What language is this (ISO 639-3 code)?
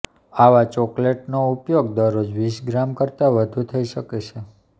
guj